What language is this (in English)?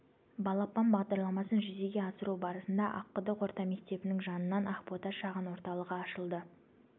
Kazakh